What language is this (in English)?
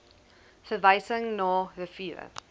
Afrikaans